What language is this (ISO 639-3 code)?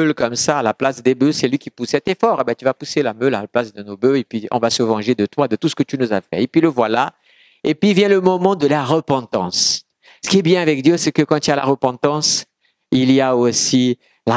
fra